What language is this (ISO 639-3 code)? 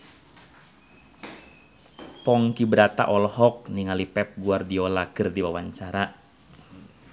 sun